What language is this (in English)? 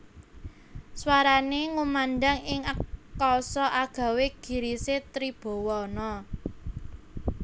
Javanese